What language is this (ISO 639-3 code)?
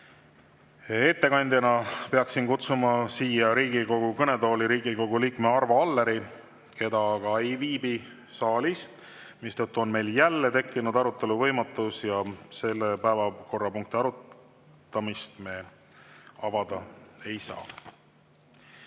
est